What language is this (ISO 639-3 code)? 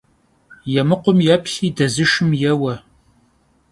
kbd